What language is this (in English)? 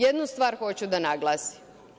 Serbian